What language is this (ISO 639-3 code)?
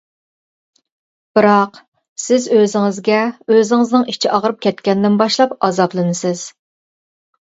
uig